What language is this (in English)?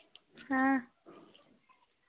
Dogri